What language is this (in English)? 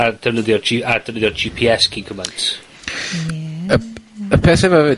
Welsh